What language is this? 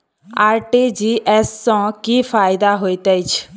Maithili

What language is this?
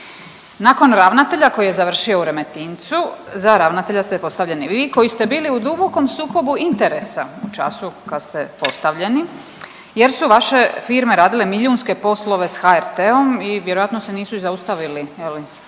Croatian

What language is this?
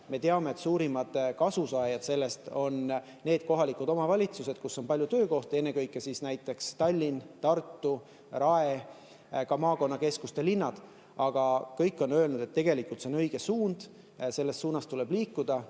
Estonian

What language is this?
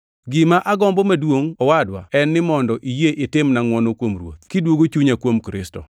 Luo (Kenya and Tanzania)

